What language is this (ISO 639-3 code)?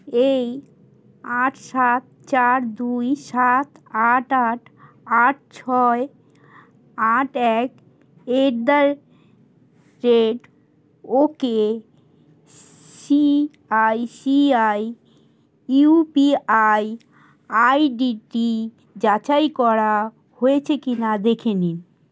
ben